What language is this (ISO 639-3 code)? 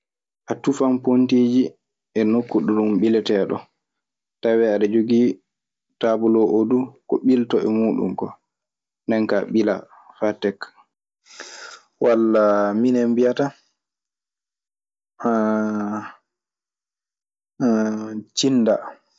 ffm